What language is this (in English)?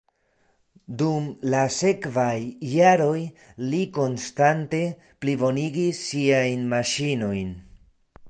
Esperanto